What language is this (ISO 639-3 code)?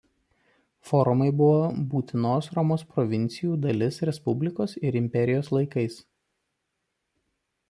lit